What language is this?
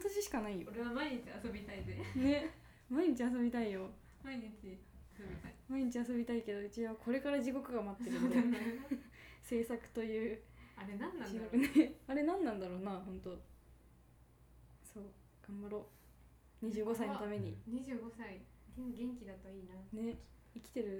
Japanese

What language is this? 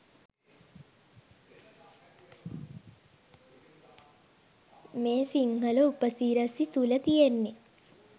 Sinhala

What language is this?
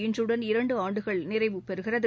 Tamil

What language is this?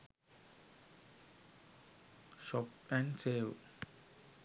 Sinhala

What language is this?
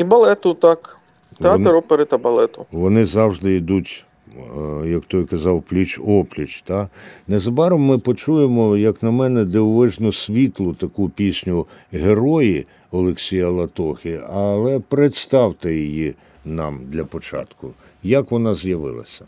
Ukrainian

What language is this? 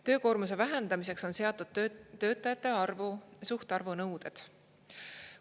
Estonian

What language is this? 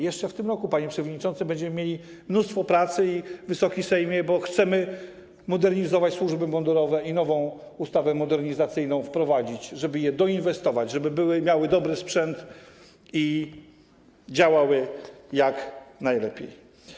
Polish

